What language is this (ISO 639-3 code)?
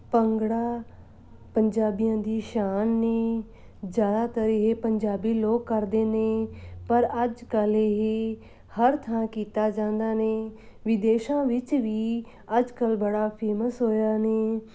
pan